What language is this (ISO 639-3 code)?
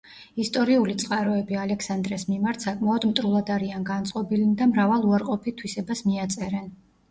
kat